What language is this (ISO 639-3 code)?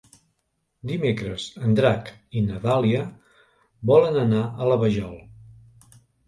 cat